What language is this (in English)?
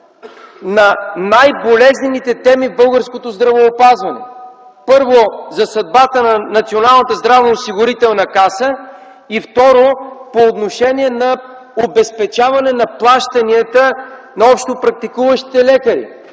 Bulgarian